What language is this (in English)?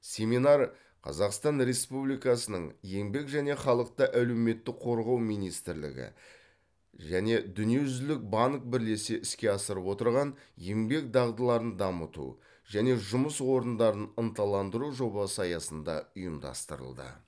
Kazakh